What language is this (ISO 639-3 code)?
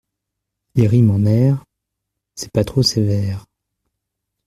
fra